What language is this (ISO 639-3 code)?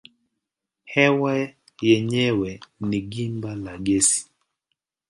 swa